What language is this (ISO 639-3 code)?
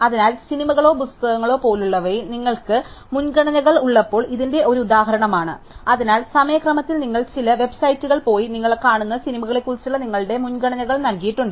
mal